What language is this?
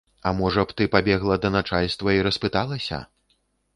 Belarusian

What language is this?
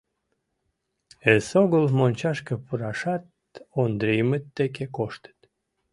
Mari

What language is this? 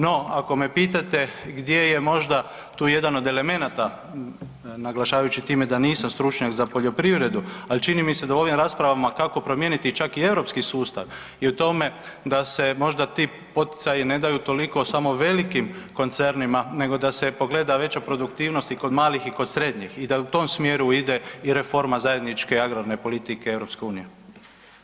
Croatian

